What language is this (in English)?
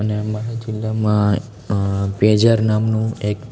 Gujarati